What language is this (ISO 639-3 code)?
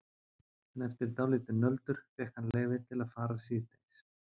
isl